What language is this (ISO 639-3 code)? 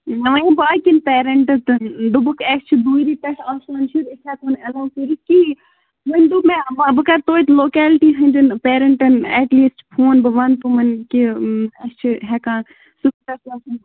kas